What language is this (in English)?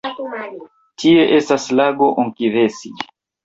Esperanto